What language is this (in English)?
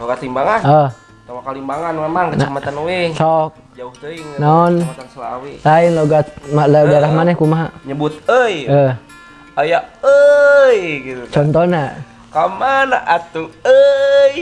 Indonesian